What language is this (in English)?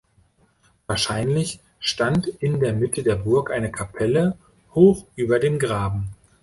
German